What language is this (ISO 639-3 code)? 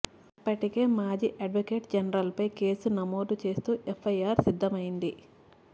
tel